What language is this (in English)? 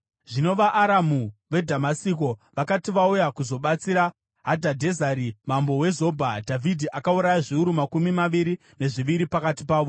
Shona